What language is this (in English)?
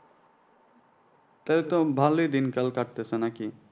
Bangla